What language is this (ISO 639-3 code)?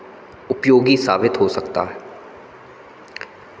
hin